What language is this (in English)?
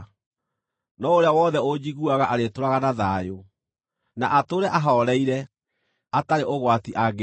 Kikuyu